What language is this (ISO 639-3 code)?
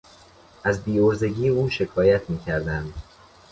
fas